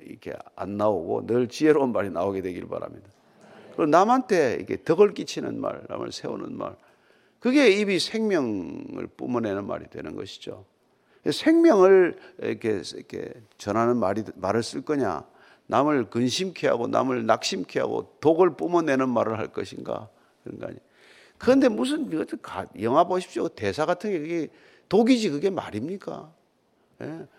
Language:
Korean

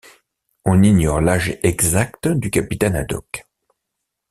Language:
French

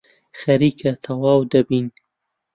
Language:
Central Kurdish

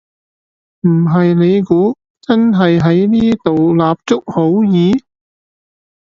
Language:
Cantonese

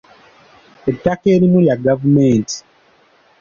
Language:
Ganda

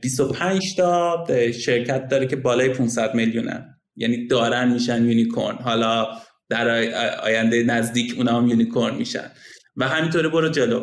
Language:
Persian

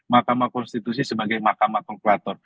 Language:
Indonesian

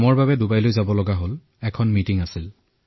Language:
Assamese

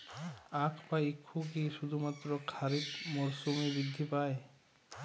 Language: Bangla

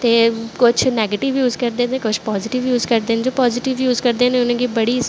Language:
Dogri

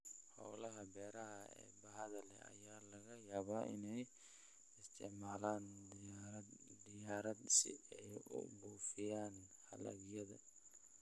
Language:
Somali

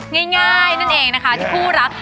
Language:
Thai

